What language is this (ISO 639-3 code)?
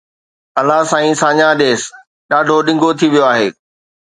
snd